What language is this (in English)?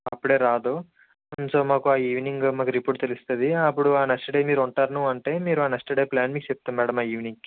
Telugu